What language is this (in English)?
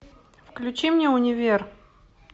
Russian